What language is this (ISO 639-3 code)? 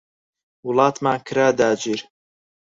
ckb